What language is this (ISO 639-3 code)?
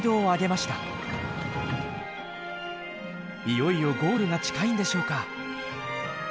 jpn